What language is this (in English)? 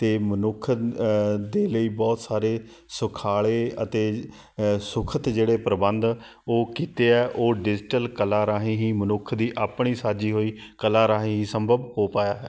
Punjabi